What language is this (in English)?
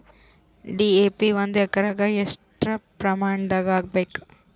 Kannada